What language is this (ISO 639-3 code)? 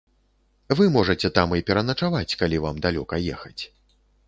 bel